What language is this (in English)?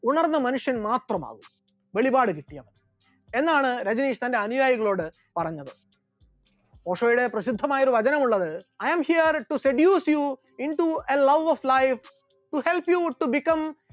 Malayalam